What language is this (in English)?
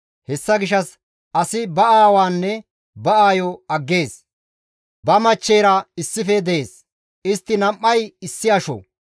Gamo